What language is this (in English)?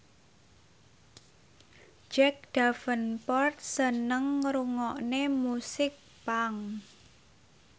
Javanese